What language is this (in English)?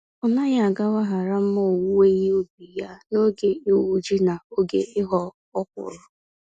Igbo